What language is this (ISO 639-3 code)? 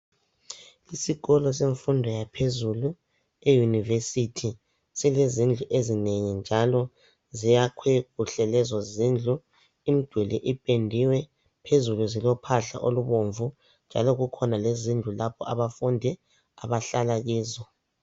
nde